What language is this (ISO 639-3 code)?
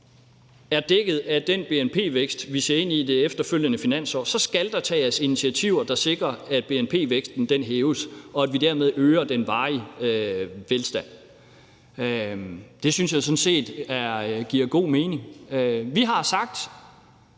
dan